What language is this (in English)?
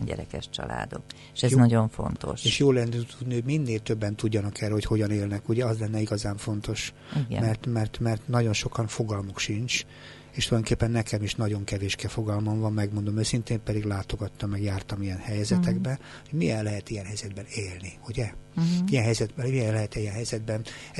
Hungarian